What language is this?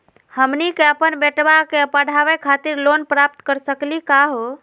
Magahi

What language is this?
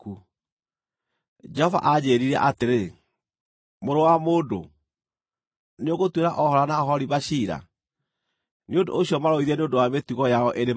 Kikuyu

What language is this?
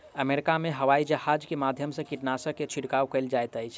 Maithili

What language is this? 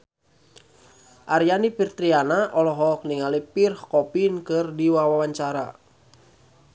Sundanese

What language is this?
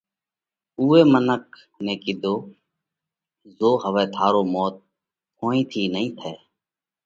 Parkari Koli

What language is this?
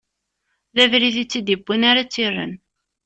Kabyle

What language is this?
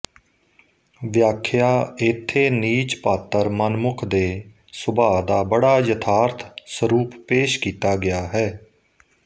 Punjabi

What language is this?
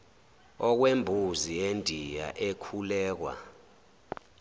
Zulu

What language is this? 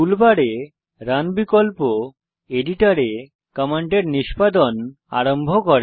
Bangla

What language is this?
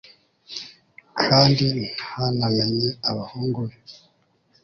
Kinyarwanda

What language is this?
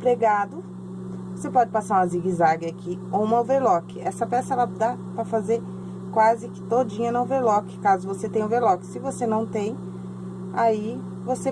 Portuguese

